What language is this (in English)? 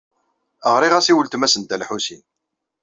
Kabyle